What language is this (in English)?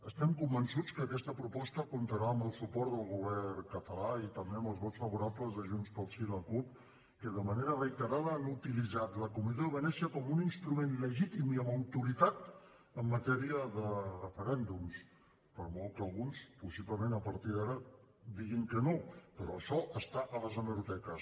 Catalan